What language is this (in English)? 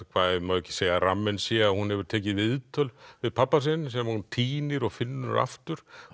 Icelandic